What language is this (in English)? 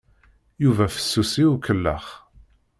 Kabyle